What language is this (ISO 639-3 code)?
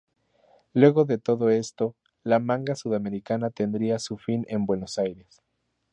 spa